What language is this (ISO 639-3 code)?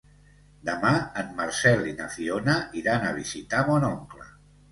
cat